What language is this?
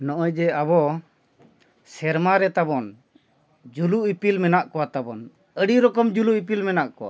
Santali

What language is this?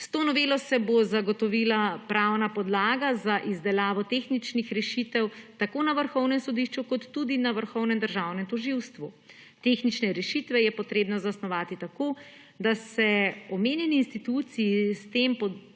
Slovenian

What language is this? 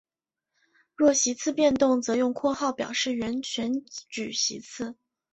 Chinese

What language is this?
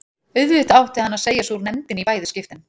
Icelandic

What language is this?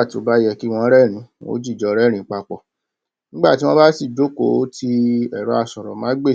Yoruba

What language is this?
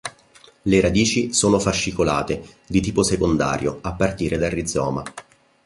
Italian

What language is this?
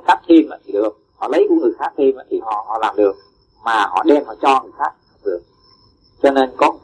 Vietnamese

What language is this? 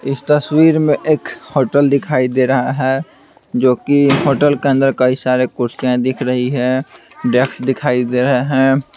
Hindi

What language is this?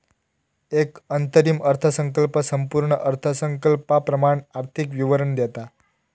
Marathi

